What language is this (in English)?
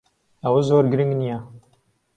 Central Kurdish